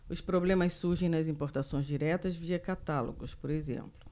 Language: Portuguese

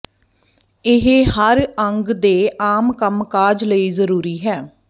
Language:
Punjabi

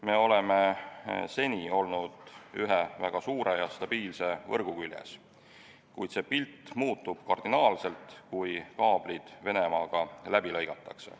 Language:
Estonian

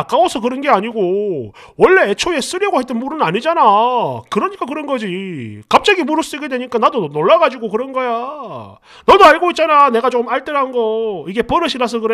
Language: Korean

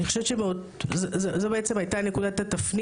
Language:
Hebrew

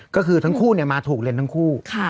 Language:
Thai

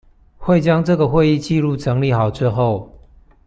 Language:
Chinese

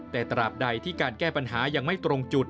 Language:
Thai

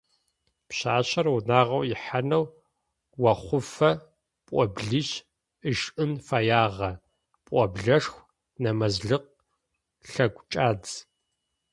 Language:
Adyghe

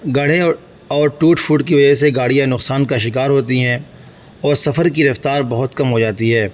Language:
Urdu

